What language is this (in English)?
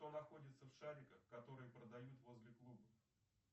Russian